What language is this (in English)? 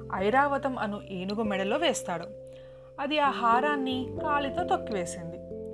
Telugu